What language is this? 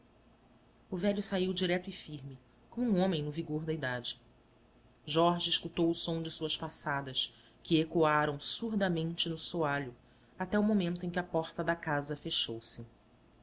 Portuguese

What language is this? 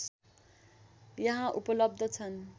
Nepali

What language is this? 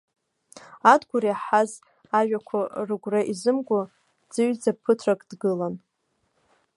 Abkhazian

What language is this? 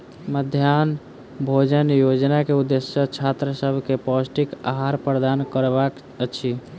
Maithili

